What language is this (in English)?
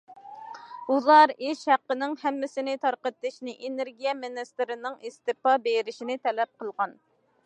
Uyghur